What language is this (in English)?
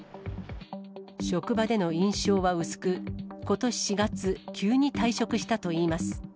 Japanese